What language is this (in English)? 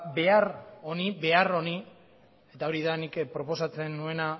Basque